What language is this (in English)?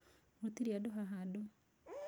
Kikuyu